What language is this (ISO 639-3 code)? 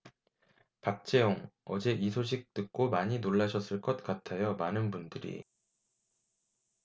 kor